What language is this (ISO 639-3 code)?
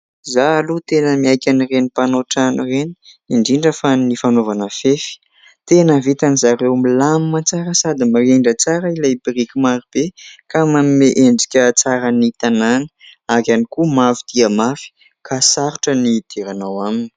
mlg